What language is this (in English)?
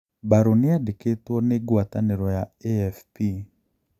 Kikuyu